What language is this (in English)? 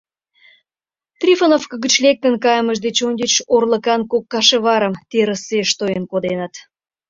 Mari